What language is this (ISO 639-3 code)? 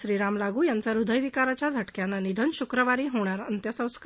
mar